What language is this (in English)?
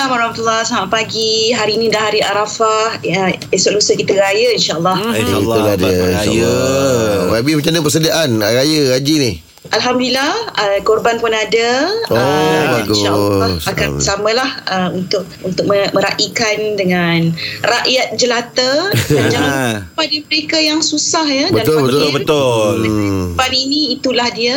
Malay